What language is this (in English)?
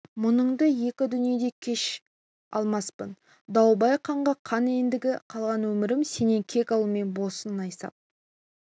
Kazakh